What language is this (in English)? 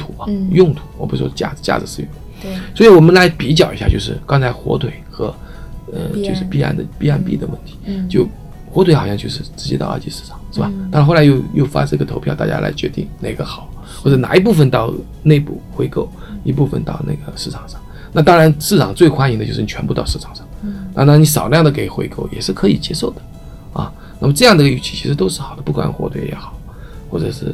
Chinese